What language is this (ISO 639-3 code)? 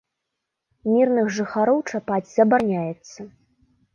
bel